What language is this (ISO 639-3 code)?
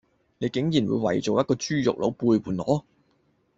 yue